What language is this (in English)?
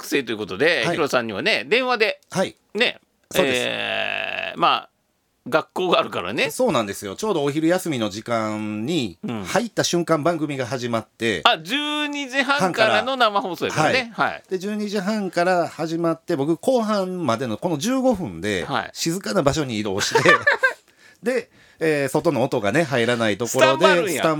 Japanese